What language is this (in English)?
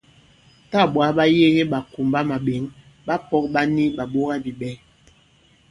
Bankon